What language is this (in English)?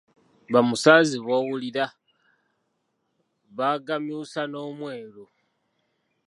Ganda